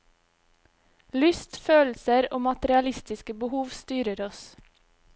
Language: Norwegian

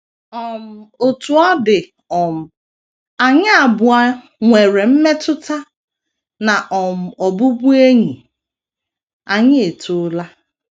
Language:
Igbo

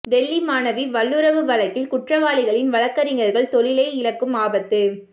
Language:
Tamil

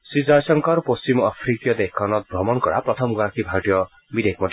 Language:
Assamese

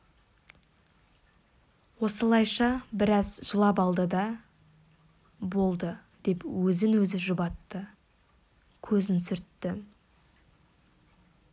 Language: Kazakh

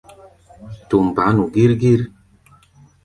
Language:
Gbaya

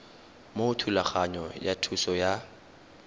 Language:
Tswana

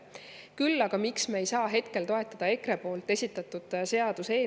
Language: Estonian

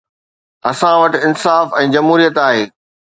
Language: Sindhi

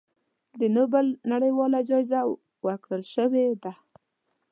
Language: Pashto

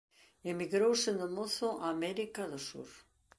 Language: Galician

